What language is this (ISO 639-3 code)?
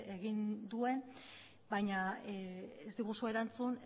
eus